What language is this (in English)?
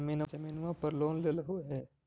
Magahi